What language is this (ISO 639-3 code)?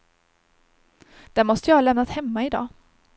swe